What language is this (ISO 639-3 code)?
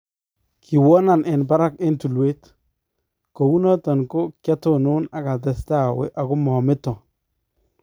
kln